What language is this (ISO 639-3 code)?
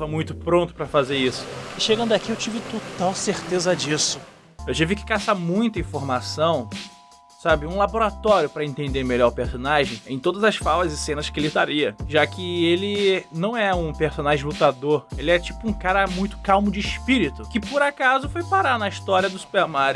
por